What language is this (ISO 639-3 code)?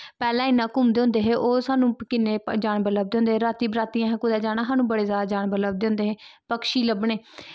doi